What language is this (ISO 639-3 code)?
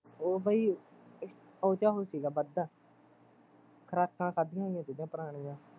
pan